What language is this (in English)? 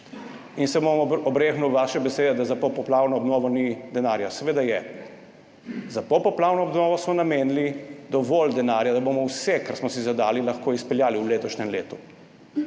Slovenian